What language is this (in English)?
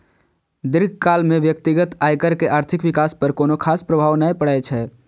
Maithili